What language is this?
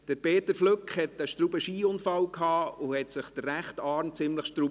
Swiss German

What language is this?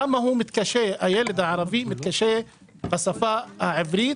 Hebrew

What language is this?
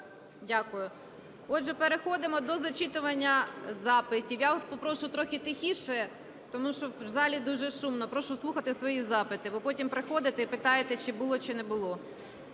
Ukrainian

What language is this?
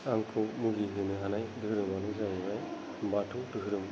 Bodo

